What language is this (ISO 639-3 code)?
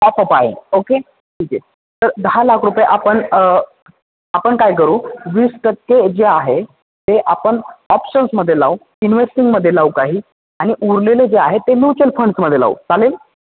mar